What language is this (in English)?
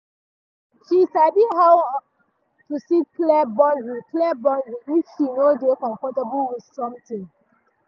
Nigerian Pidgin